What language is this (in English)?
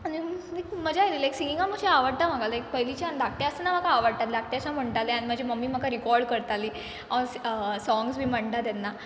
Konkani